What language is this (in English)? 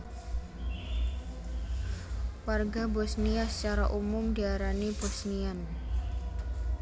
Javanese